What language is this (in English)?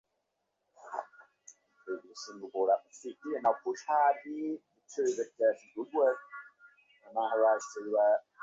Bangla